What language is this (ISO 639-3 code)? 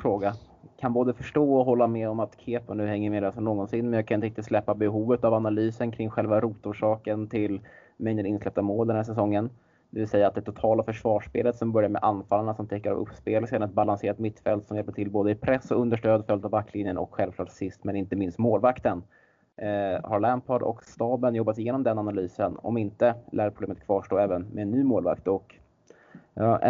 swe